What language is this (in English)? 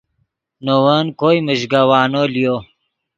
Yidgha